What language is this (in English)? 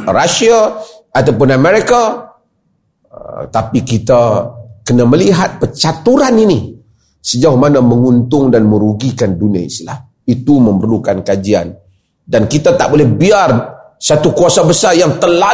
Malay